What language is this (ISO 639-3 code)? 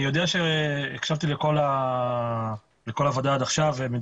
heb